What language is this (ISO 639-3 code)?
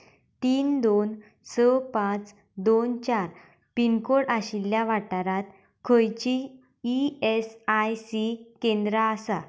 kok